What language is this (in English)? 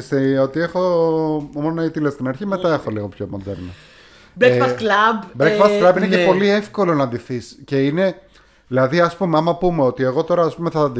Greek